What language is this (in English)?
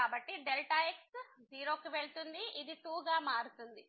Telugu